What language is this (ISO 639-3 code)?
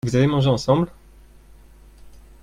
fra